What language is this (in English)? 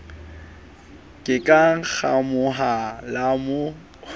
Southern Sotho